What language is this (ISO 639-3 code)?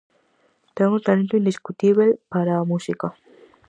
glg